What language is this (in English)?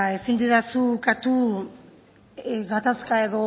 Basque